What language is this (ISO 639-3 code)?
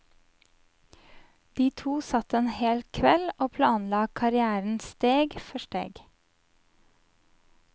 nor